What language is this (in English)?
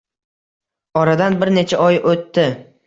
Uzbek